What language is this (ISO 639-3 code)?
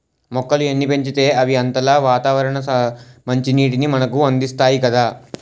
tel